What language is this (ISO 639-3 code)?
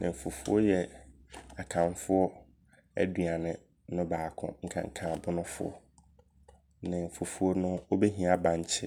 abr